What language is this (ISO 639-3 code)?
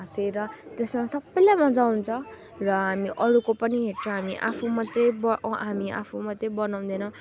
nep